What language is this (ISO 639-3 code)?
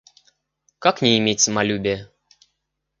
rus